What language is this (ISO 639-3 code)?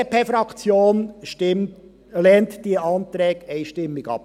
gsw